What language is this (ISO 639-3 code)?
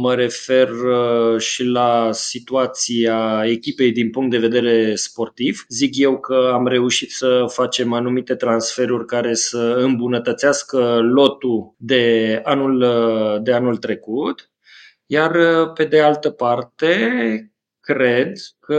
ron